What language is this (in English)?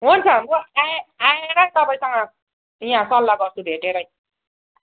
Nepali